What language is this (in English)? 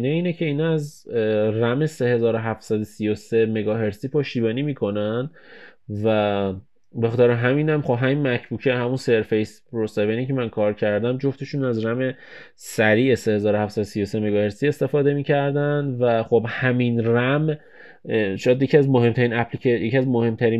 Persian